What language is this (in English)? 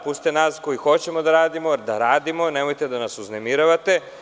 Serbian